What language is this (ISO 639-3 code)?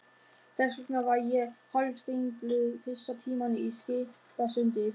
isl